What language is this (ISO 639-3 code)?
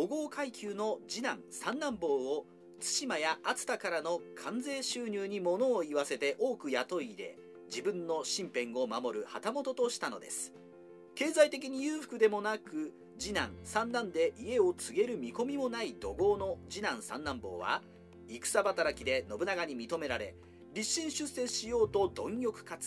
jpn